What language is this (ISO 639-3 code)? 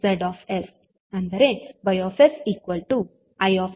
kan